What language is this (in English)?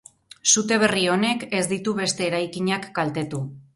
Basque